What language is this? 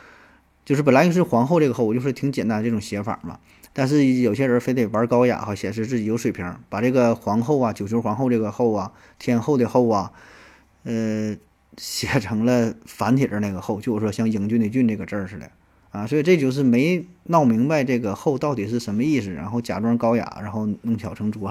Chinese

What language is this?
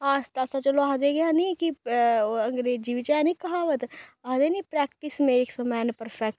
Dogri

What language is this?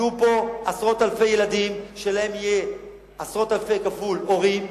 Hebrew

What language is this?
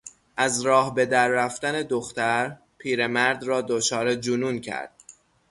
Persian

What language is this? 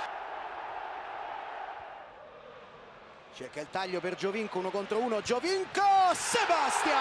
Italian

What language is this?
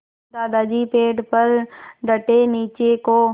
Hindi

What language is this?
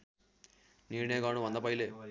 Nepali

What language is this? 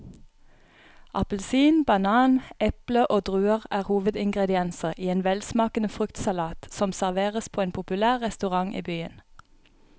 Norwegian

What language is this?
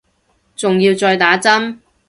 Cantonese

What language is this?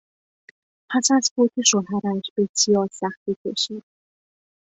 Persian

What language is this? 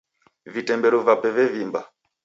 Taita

